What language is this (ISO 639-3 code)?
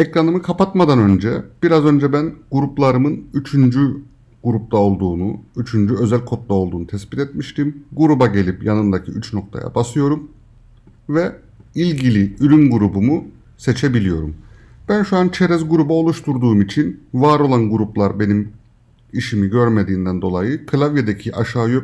tur